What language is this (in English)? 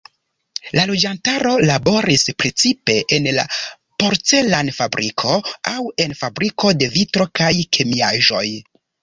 Esperanto